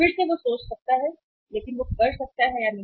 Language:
Hindi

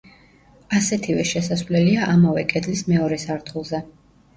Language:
Georgian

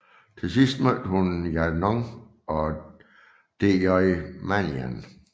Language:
Danish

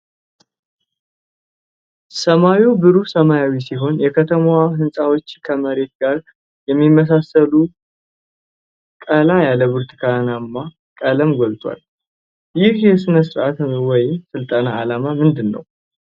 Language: Amharic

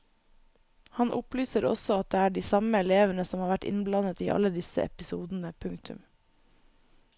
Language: Norwegian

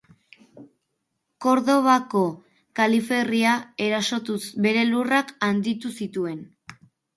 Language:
Basque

